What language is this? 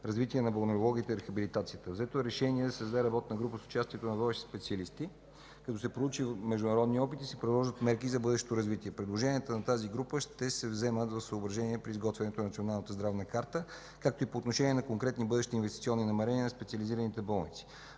Bulgarian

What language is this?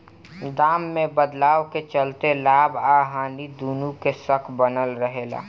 Bhojpuri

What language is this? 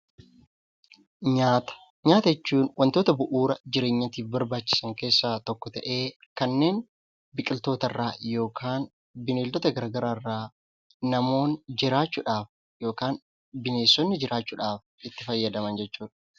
Oromo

